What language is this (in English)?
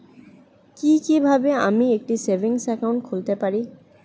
Bangla